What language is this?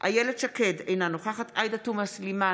Hebrew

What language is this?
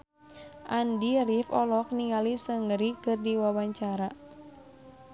Sundanese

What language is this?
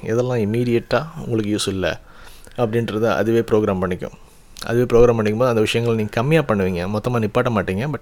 Tamil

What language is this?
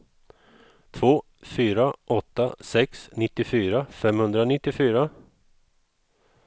Swedish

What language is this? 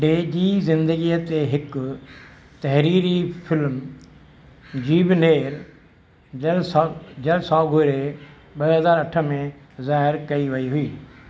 Sindhi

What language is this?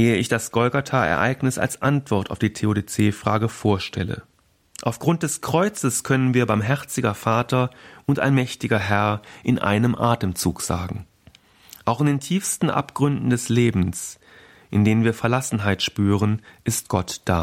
German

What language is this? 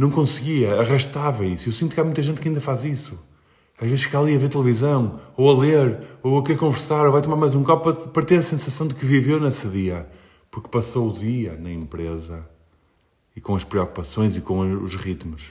Portuguese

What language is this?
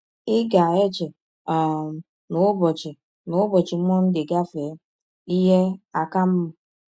Igbo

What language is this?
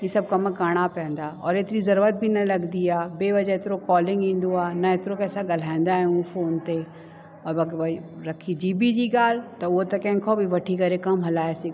Sindhi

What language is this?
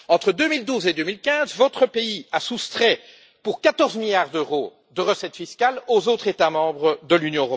French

